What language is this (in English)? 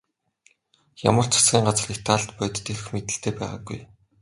Mongolian